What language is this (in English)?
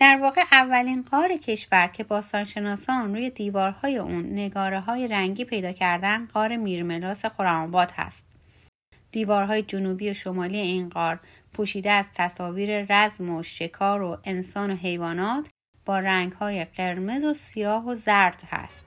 Persian